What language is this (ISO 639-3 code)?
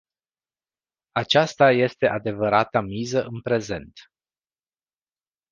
ron